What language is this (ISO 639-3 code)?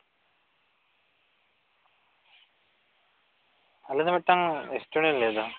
sat